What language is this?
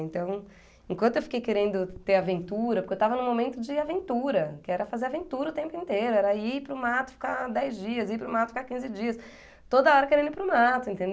Portuguese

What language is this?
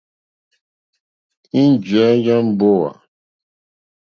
Mokpwe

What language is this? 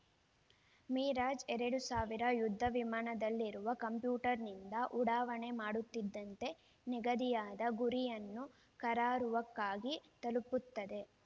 Kannada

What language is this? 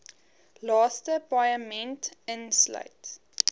Afrikaans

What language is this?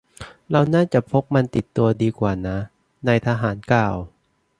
Thai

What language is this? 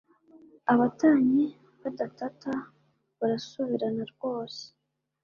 Kinyarwanda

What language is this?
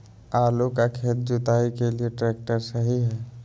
Magahi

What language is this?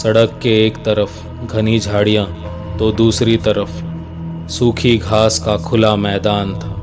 Hindi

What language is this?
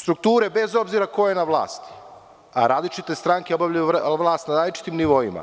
Serbian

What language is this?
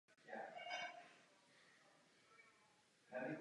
Czech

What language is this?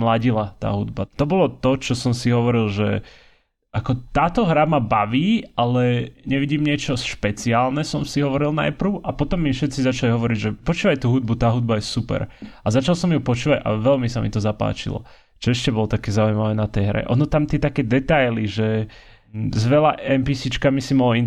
Slovak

